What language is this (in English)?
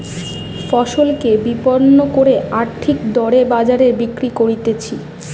Bangla